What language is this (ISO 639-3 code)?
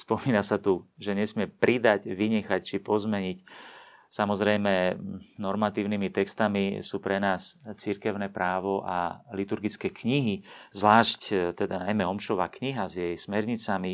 slk